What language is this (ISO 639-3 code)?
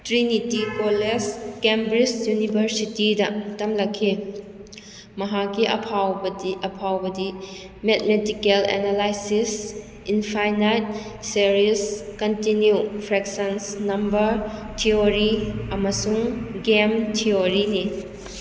mni